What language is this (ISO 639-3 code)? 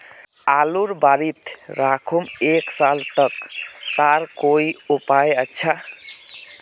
mag